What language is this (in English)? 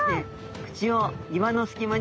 Japanese